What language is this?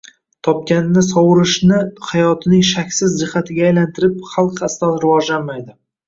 Uzbek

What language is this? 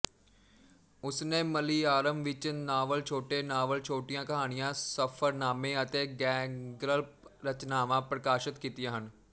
Punjabi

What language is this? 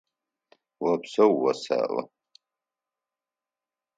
Adyghe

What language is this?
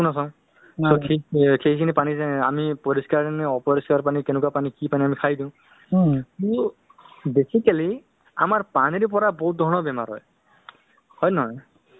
Assamese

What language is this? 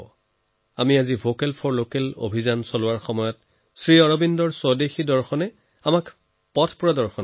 Assamese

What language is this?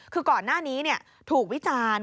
Thai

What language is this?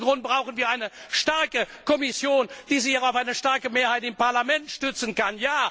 German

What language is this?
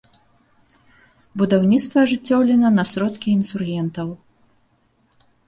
Belarusian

